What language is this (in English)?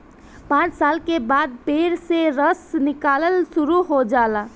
Bhojpuri